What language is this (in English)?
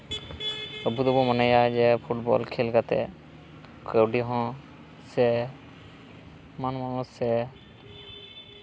Santali